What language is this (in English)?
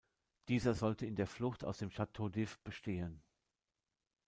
German